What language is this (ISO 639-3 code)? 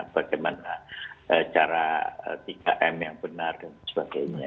ind